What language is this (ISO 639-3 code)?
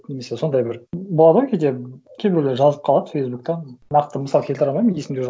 kaz